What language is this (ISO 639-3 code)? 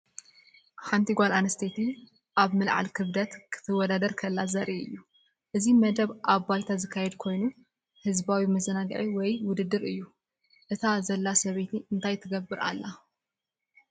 tir